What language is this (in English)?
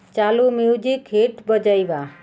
Odia